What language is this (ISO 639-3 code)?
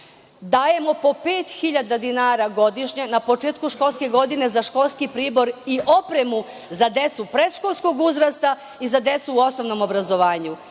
srp